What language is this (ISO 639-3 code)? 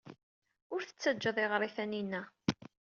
kab